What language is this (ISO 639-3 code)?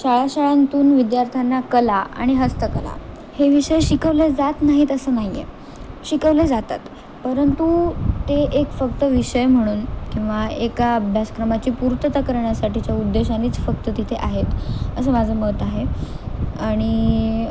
mar